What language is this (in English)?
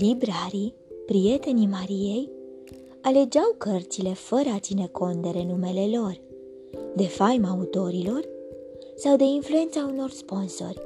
Romanian